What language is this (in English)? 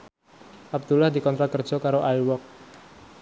Javanese